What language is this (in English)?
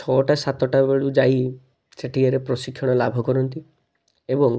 Odia